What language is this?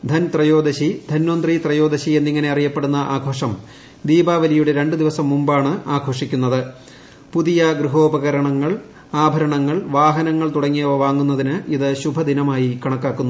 Malayalam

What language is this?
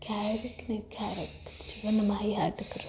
Gujarati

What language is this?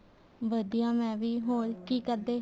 Punjabi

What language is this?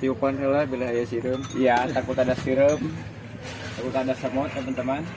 Indonesian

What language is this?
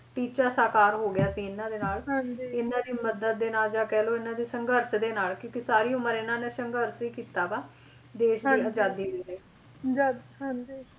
Punjabi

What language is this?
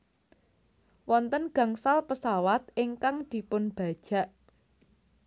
Javanese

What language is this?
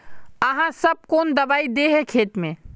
Magahi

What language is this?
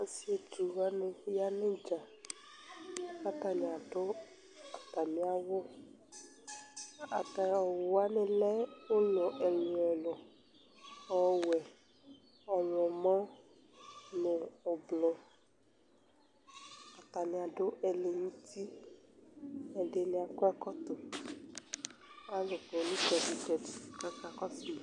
Ikposo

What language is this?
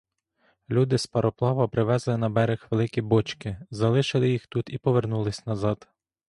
Ukrainian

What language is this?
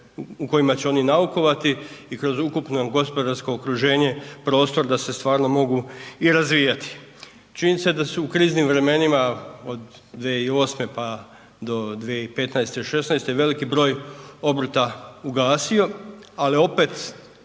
Croatian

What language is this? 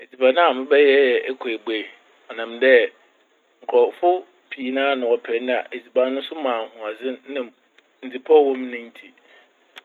Akan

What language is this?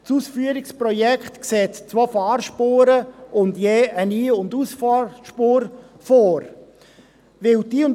Swiss German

